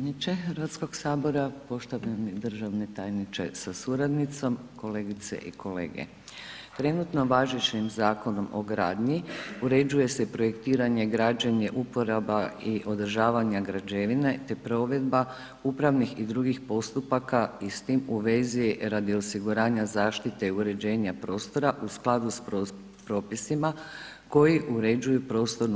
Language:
Croatian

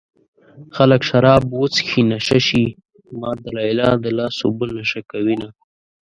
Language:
Pashto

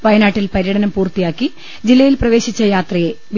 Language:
Malayalam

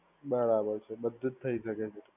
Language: Gujarati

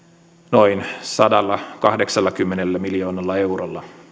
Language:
Finnish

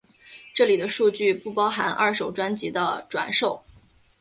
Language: Chinese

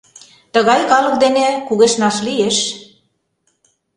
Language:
Mari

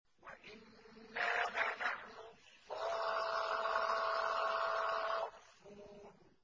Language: Arabic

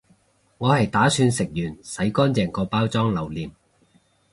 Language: Cantonese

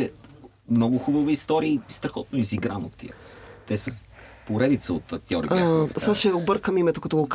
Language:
Bulgarian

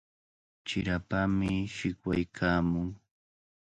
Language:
Cajatambo North Lima Quechua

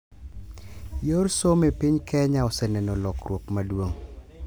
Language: Luo (Kenya and Tanzania)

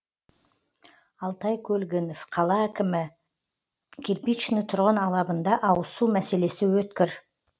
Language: Kazakh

